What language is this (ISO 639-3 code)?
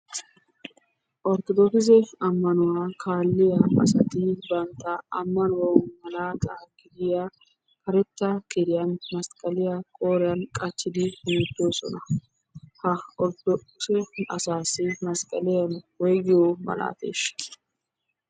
wal